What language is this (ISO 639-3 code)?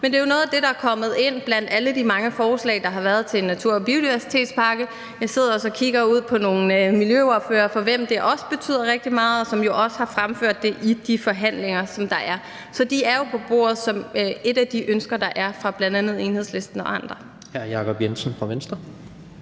dan